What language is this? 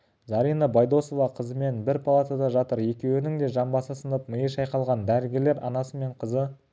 Kazakh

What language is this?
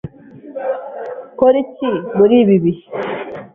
Kinyarwanda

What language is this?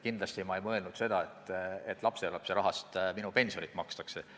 Estonian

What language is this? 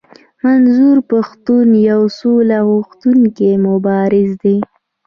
Pashto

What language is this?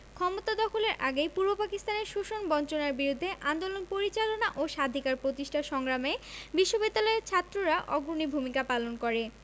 Bangla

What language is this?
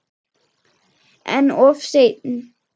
Icelandic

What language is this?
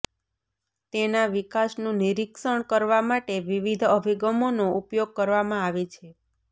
Gujarati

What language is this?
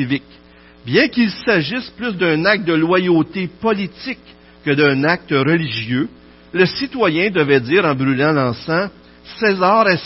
French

